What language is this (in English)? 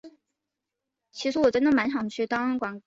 Chinese